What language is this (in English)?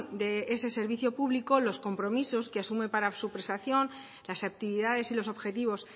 Spanish